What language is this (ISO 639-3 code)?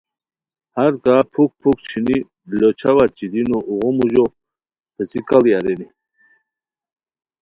khw